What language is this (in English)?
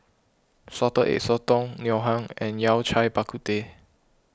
English